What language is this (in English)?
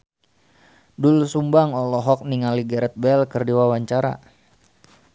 Sundanese